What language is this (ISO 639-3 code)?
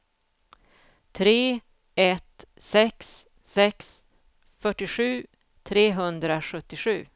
swe